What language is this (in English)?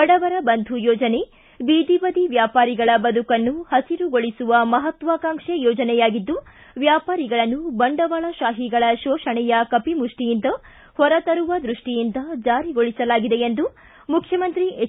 Kannada